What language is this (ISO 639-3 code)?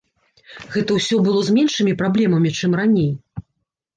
bel